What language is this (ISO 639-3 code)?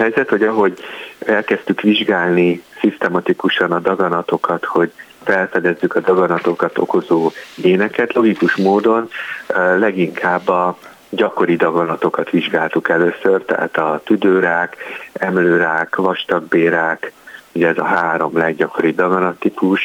hun